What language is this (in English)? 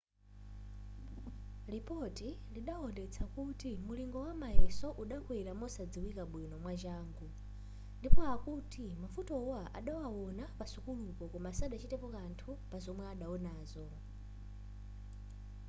Nyanja